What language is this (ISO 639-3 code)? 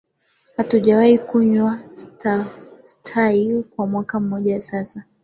swa